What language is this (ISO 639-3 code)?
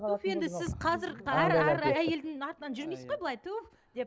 kaz